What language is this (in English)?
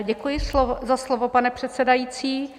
Czech